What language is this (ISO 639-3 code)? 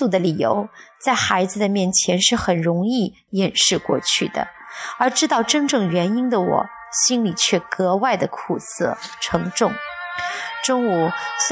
zho